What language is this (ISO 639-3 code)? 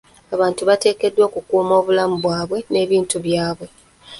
lug